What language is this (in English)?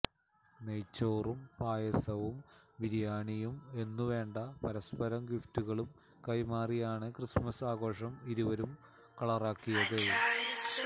Malayalam